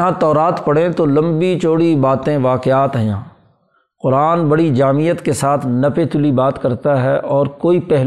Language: Urdu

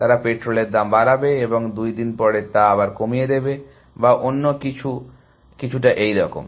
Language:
Bangla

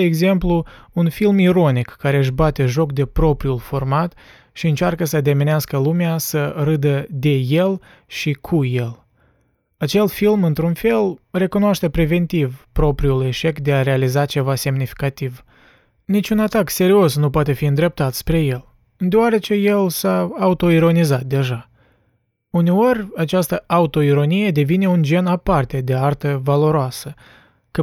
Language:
Romanian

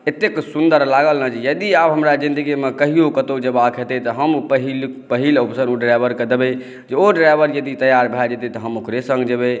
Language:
Maithili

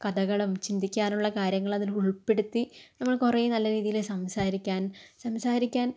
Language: Malayalam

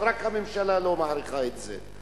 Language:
Hebrew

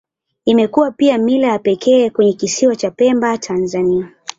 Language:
Swahili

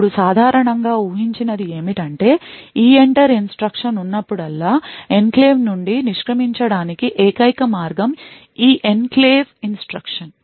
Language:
Telugu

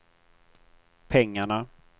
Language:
Swedish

